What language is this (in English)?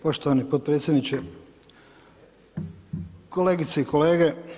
Croatian